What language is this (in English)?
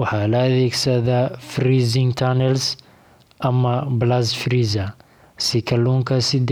Somali